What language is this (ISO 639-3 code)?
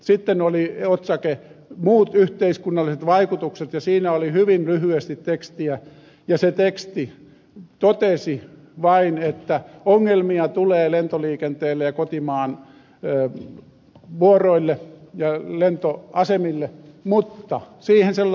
fin